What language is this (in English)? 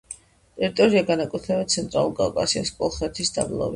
Georgian